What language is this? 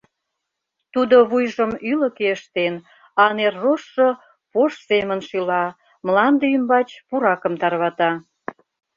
Mari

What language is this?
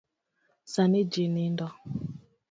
Luo (Kenya and Tanzania)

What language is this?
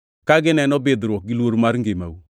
Luo (Kenya and Tanzania)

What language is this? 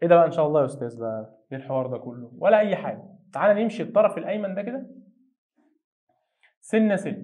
Arabic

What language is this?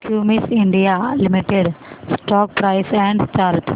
Marathi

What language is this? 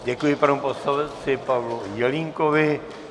Czech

